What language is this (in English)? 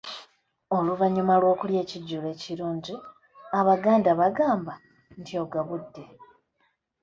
Ganda